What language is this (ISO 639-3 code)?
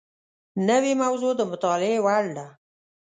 pus